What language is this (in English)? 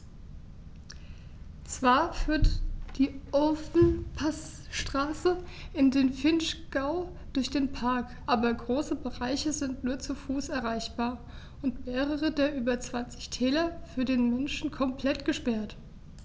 German